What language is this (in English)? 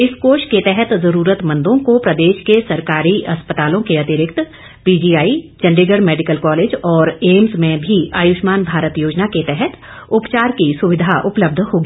Hindi